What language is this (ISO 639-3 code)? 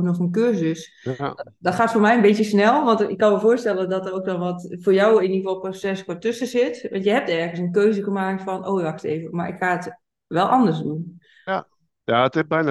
nld